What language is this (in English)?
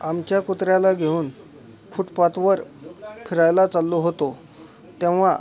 Marathi